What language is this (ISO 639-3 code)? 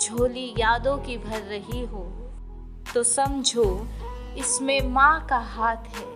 hin